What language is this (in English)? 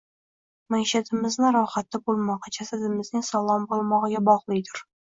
Uzbek